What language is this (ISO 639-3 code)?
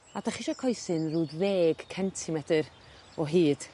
cym